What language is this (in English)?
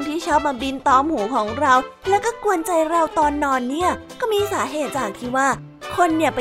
Thai